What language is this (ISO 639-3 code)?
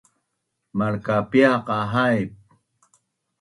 bnn